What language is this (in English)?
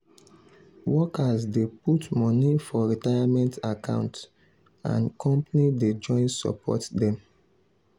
Nigerian Pidgin